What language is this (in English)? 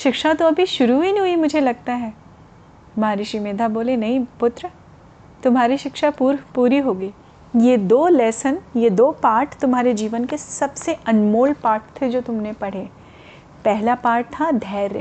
Hindi